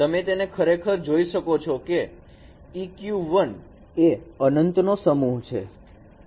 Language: Gujarati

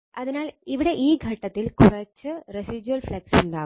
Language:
Malayalam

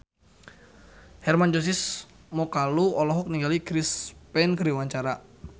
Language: Sundanese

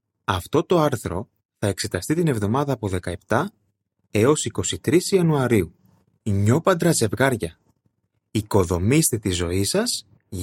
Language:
Greek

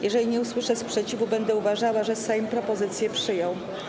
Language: Polish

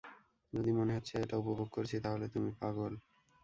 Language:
Bangla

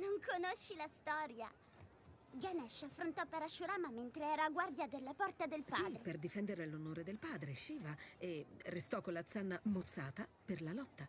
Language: Italian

